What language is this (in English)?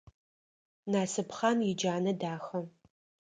Adyghe